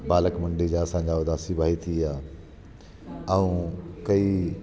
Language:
Sindhi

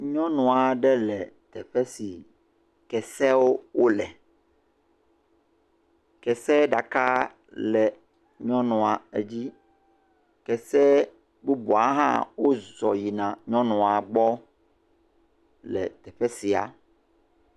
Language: Ewe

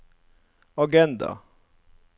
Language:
Norwegian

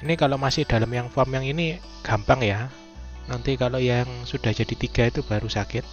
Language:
Indonesian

